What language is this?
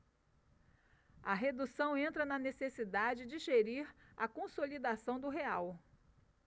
Portuguese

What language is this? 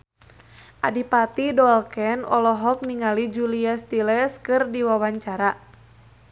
Sundanese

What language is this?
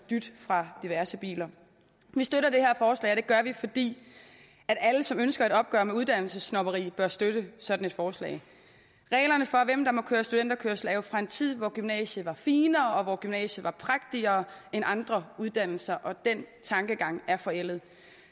Danish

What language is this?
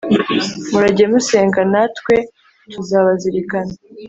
Kinyarwanda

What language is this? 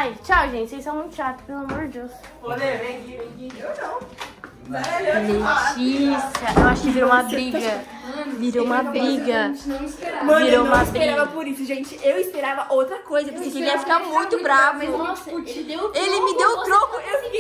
Portuguese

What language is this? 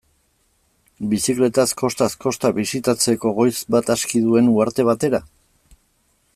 Basque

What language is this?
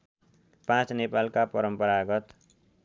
Nepali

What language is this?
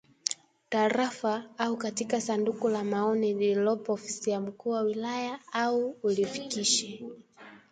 Swahili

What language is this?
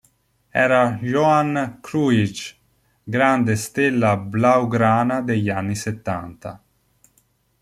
Italian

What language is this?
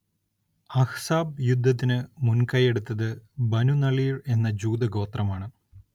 Malayalam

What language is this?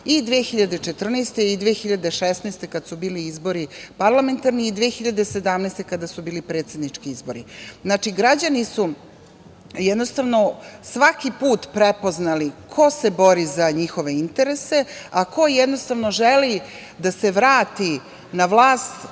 Serbian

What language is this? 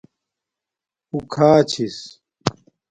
Domaaki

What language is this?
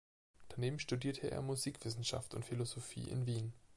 German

